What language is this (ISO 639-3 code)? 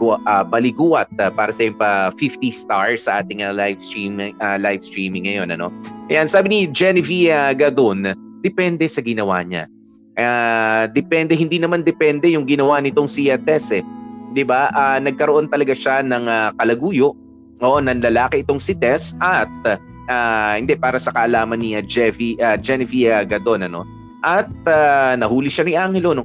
fil